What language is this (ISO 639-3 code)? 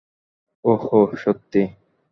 ben